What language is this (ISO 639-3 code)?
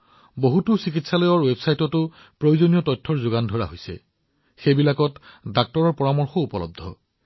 asm